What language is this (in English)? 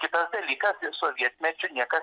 Lithuanian